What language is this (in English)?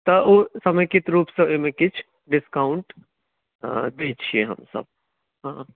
Maithili